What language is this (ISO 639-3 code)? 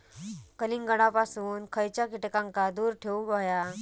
mar